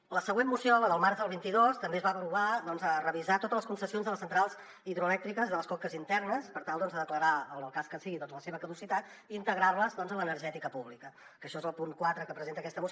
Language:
Catalan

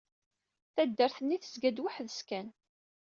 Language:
Kabyle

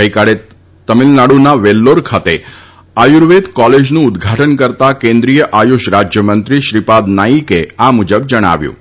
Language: Gujarati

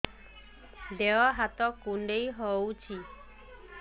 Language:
Odia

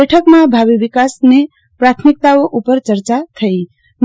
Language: Gujarati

